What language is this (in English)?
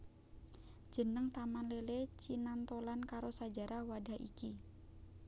Javanese